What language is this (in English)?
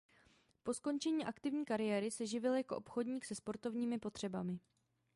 Czech